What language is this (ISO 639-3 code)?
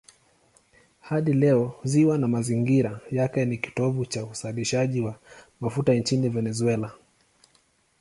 swa